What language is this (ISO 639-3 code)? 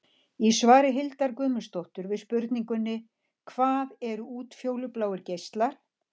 isl